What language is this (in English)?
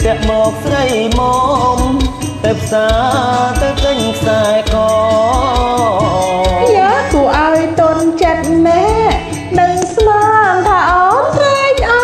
Thai